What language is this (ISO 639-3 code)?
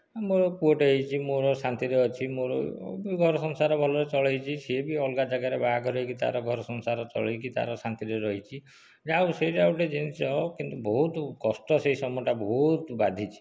ori